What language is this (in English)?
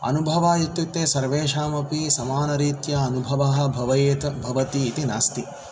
Sanskrit